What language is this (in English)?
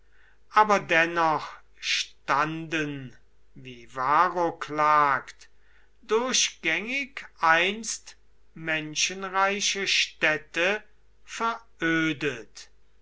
German